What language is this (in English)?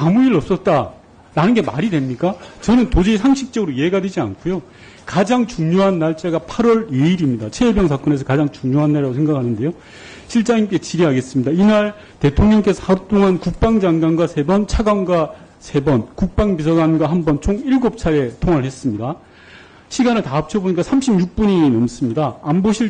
Korean